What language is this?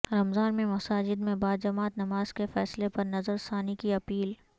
Urdu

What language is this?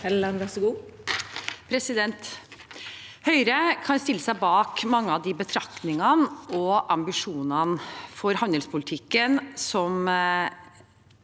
Norwegian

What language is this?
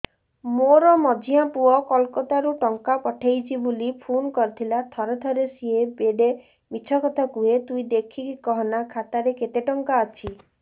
Odia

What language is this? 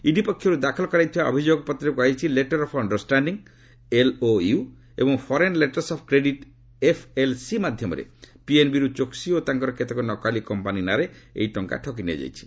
Odia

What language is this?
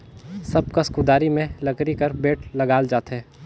Chhattisgarhi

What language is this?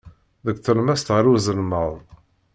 Kabyle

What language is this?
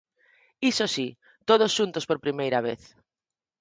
Galician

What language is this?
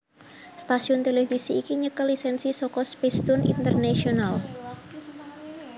Javanese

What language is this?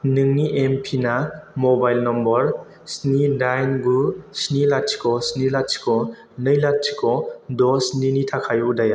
Bodo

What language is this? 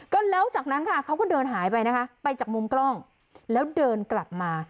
Thai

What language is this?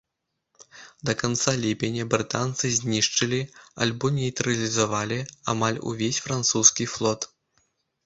Belarusian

